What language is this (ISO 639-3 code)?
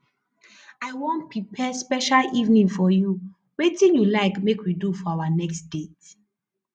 pcm